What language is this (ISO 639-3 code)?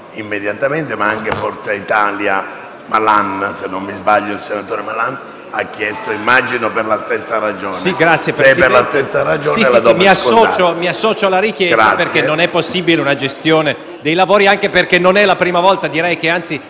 ita